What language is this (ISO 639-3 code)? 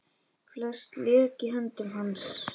isl